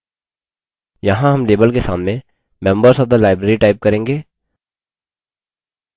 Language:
Hindi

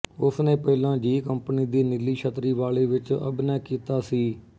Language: Punjabi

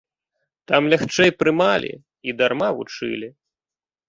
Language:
Belarusian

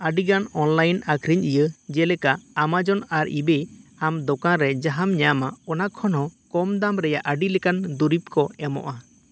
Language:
Santali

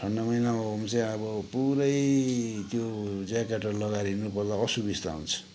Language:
Nepali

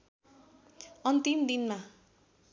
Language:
Nepali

